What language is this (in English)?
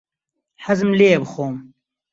Central Kurdish